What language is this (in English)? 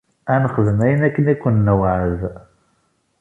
Kabyle